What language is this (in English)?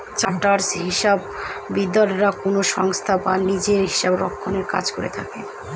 Bangla